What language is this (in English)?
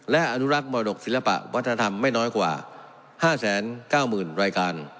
Thai